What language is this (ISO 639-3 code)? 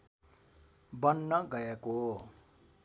nep